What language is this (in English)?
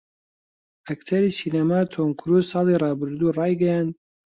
Central Kurdish